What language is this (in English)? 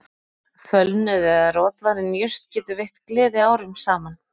Icelandic